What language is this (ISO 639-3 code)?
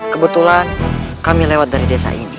ind